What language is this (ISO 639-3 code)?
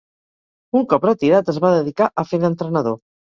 cat